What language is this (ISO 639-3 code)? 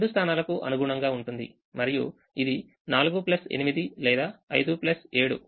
tel